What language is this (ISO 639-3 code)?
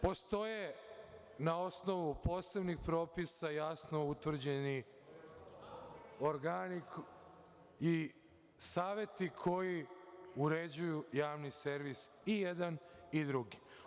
srp